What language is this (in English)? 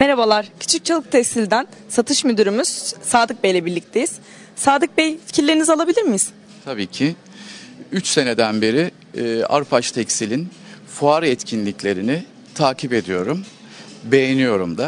Turkish